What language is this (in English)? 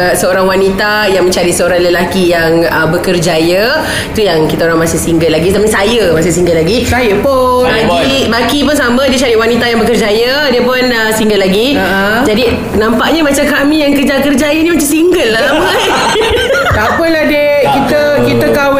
Malay